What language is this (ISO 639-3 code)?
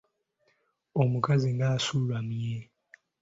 lug